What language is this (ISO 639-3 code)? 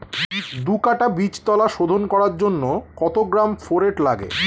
ben